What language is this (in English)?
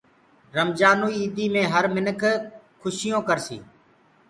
Gurgula